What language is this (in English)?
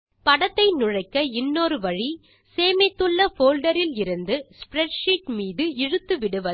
Tamil